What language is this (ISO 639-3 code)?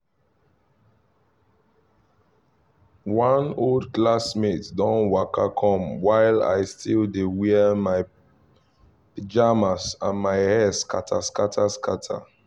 pcm